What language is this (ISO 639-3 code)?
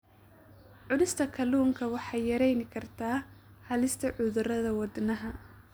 som